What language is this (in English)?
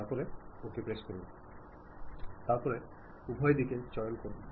Malayalam